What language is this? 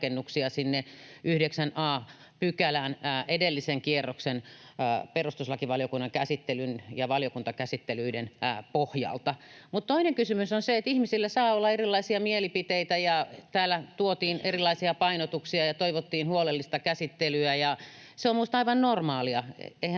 Finnish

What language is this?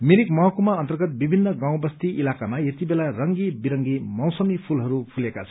Nepali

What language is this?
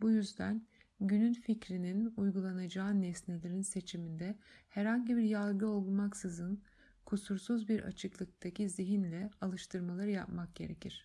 Turkish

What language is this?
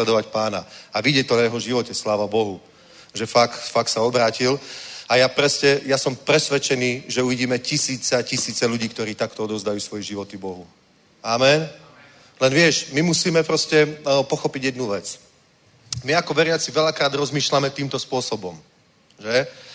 Czech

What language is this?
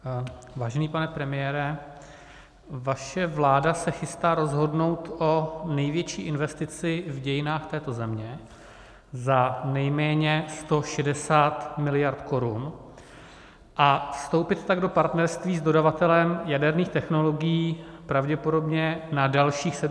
Czech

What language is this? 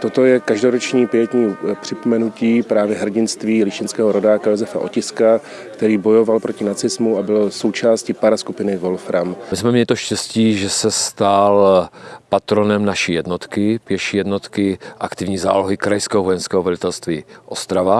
Czech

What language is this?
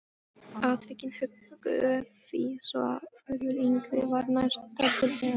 Icelandic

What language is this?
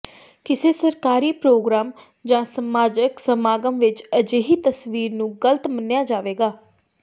Punjabi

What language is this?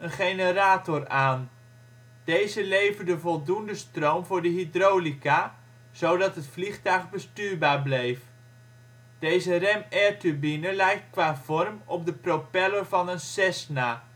Dutch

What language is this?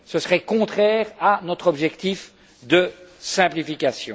French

